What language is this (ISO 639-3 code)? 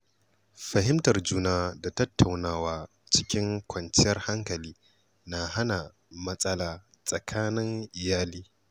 hau